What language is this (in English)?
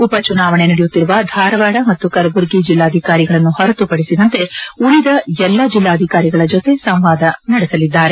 Kannada